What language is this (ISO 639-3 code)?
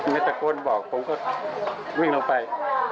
tha